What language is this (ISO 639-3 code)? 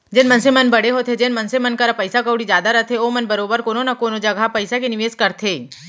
hne